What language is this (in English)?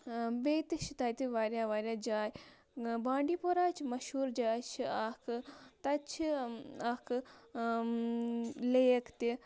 Kashmiri